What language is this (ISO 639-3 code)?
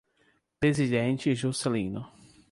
por